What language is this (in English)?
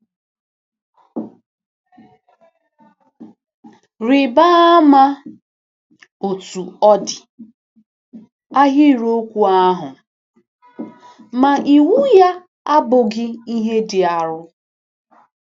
Igbo